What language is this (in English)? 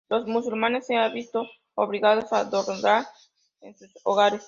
Spanish